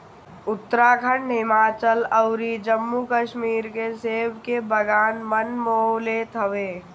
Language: Bhojpuri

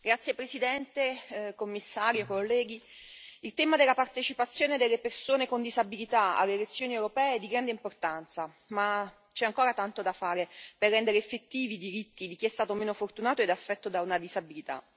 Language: Italian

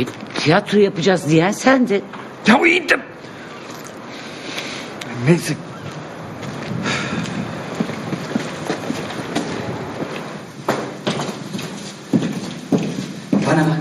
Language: Turkish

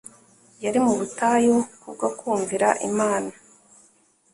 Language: Kinyarwanda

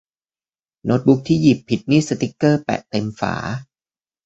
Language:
Thai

